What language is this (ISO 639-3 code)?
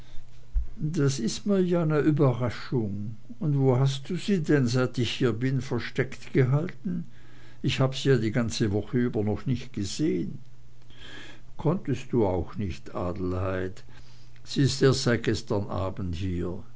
deu